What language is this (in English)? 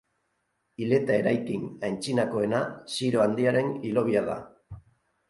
Basque